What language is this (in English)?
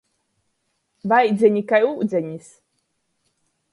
Latgalian